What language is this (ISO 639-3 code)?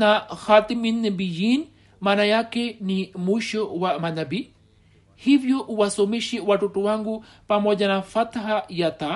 swa